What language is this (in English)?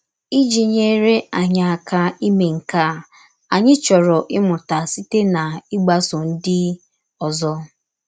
Igbo